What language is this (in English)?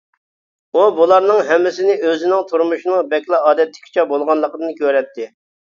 Uyghur